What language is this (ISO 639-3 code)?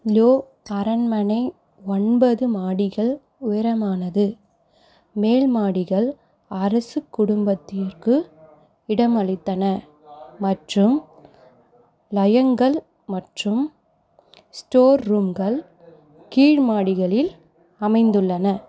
tam